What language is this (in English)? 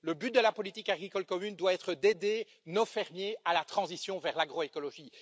French